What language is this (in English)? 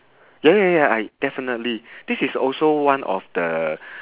English